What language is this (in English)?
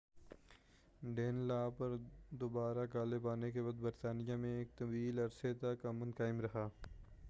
Urdu